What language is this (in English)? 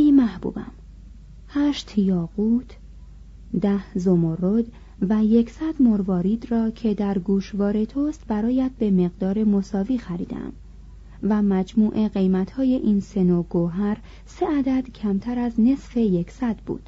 Persian